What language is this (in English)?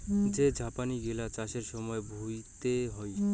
Bangla